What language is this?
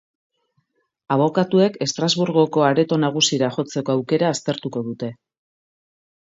Basque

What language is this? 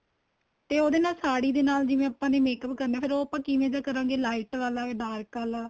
Punjabi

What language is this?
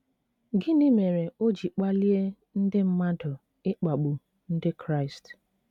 Igbo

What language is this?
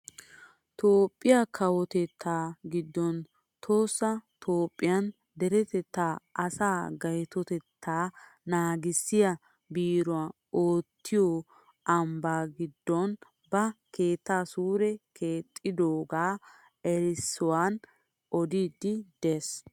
Wolaytta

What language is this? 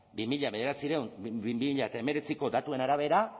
Basque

